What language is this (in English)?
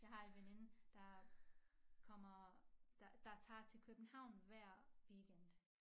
Danish